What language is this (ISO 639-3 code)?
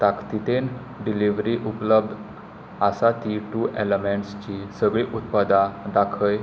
kok